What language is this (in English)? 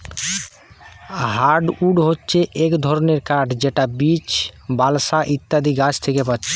Bangla